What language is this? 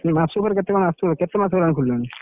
Odia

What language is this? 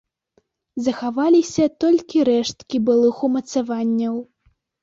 Belarusian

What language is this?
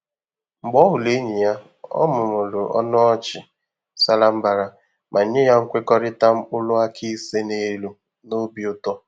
Igbo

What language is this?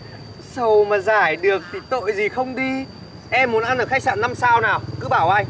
Vietnamese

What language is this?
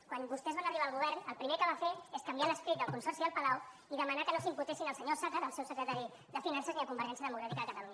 Catalan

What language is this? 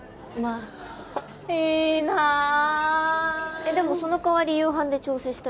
Japanese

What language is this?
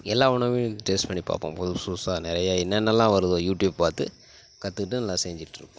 Tamil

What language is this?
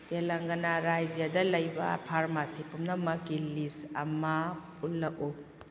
Manipuri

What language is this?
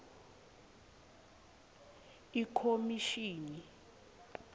Swati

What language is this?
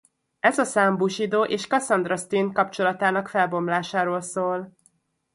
Hungarian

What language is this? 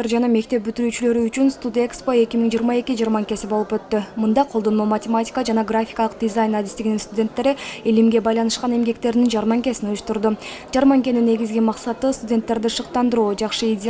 Turkish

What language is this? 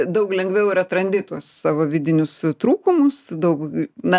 Lithuanian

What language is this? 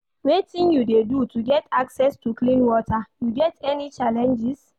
Nigerian Pidgin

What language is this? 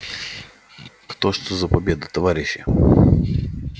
Russian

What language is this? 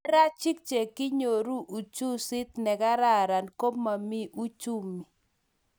Kalenjin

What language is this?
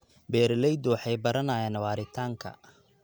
Somali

